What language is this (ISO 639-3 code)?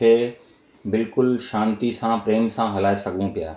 snd